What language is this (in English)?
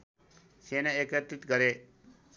Nepali